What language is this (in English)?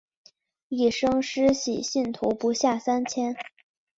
Chinese